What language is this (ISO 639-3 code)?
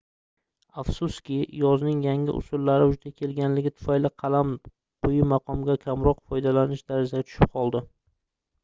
uzb